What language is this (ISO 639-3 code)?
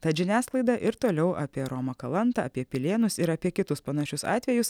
lit